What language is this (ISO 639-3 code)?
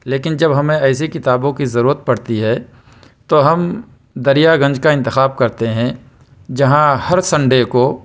urd